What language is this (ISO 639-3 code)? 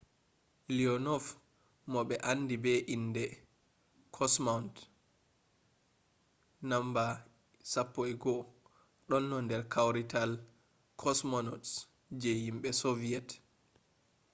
ful